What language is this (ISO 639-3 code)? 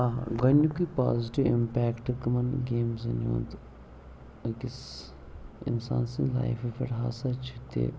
kas